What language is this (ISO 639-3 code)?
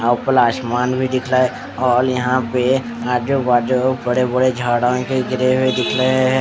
hin